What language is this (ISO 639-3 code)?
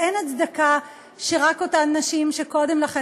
heb